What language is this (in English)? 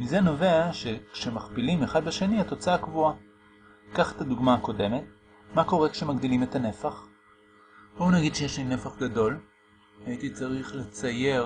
Hebrew